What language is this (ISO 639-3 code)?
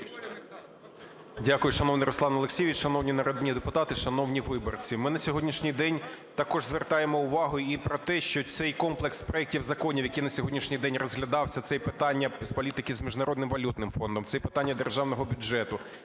ukr